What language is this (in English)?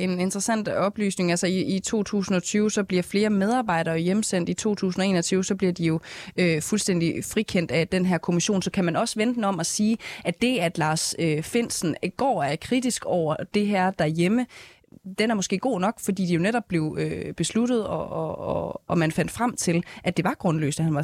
Danish